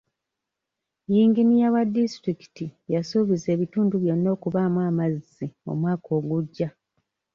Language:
Ganda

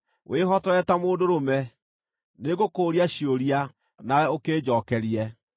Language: Kikuyu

